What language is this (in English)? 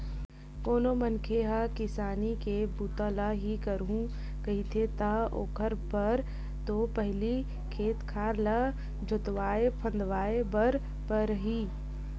Chhattisgarhi